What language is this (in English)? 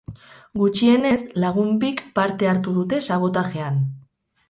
Basque